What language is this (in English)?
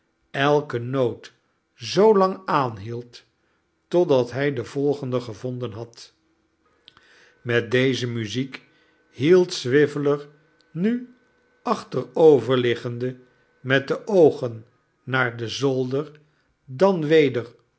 Dutch